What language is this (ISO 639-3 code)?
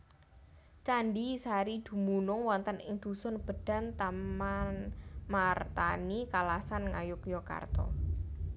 jav